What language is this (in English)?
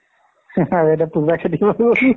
Assamese